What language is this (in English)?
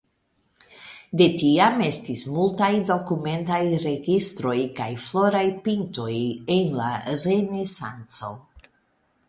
Esperanto